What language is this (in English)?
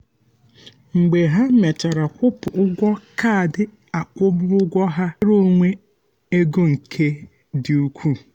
Igbo